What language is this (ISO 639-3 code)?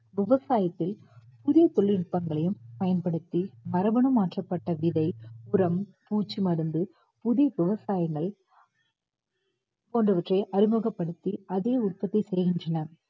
tam